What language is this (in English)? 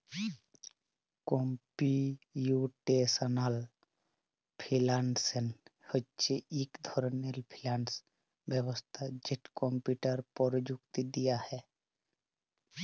Bangla